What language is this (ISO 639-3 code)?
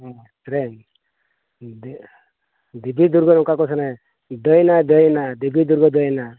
sat